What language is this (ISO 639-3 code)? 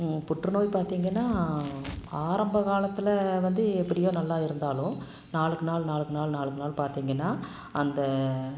tam